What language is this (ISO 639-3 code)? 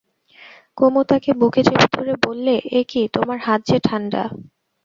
ben